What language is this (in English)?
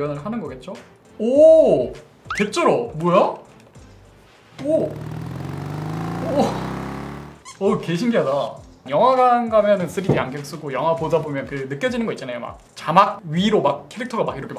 Korean